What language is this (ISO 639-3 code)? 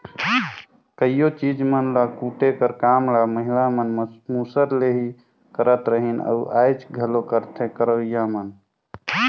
hne